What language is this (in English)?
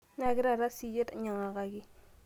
Masai